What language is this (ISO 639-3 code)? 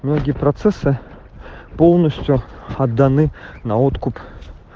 rus